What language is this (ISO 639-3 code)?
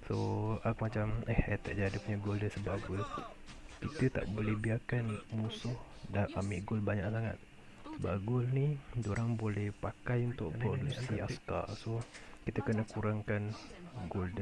msa